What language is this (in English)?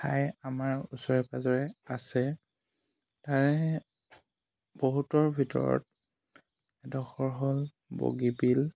Assamese